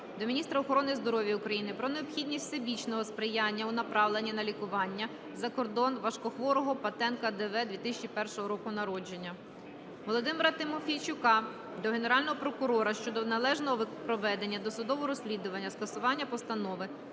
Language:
Ukrainian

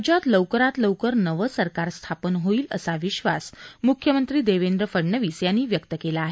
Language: Marathi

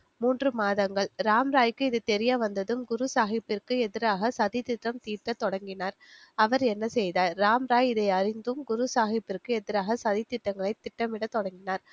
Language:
Tamil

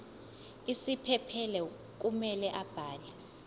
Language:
Zulu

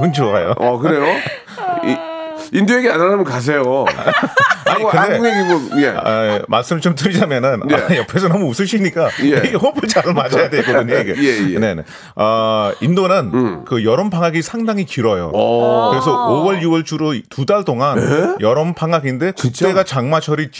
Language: Korean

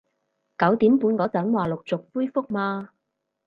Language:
Cantonese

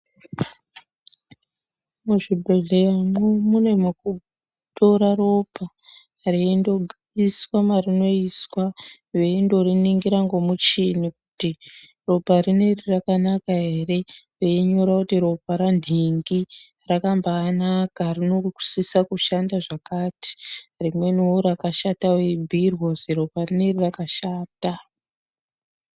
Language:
Ndau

